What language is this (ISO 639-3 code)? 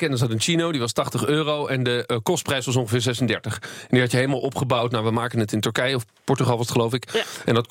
nld